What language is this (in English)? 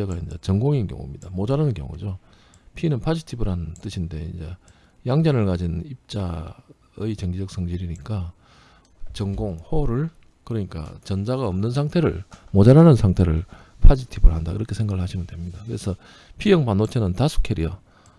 Korean